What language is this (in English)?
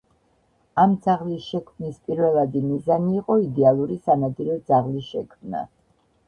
Georgian